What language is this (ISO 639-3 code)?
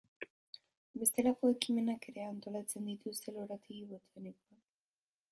eus